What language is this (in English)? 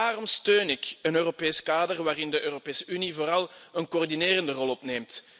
Dutch